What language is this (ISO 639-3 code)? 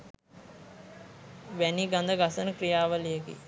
sin